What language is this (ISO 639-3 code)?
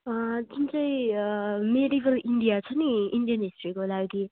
nep